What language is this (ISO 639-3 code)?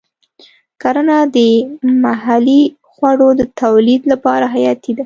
pus